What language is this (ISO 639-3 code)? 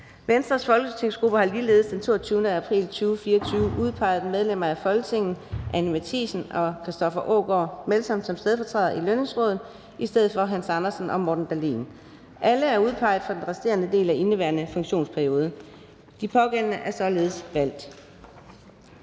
dan